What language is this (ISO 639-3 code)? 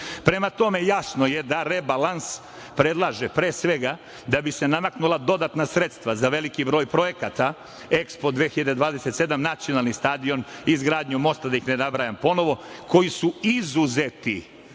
srp